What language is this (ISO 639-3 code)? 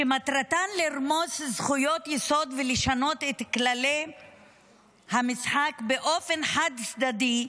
heb